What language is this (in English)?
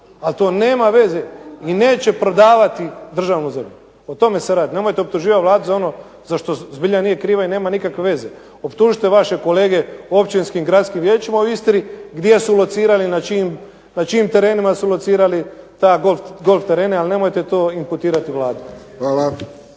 Croatian